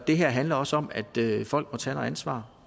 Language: Danish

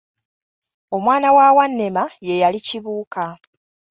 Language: Ganda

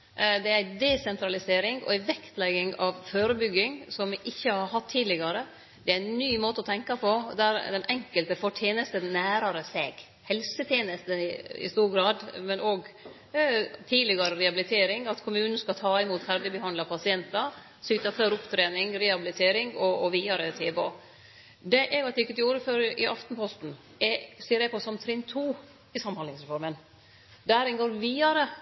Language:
Norwegian Nynorsk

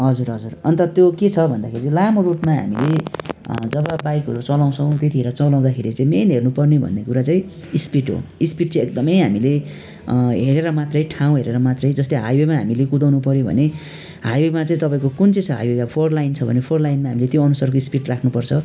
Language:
Nepali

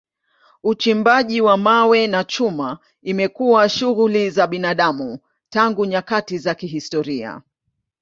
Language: Swahili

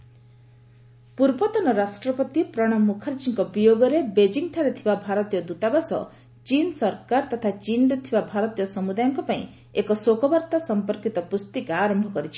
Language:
Odia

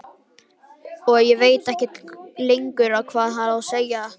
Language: Icelandic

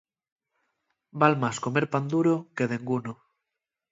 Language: Asturian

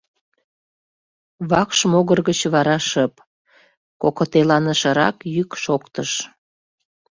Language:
Mari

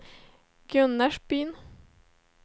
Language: Swedish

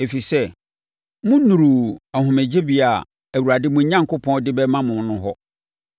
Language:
Akan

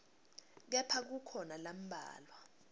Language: Swati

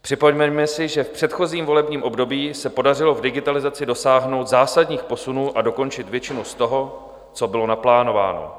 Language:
Czech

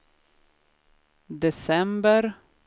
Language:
Swedish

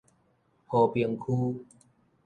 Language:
Min Nan Chinese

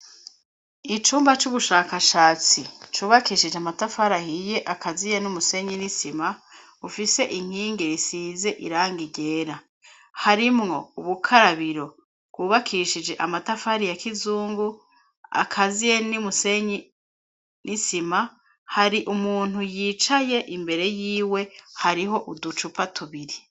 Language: Rundi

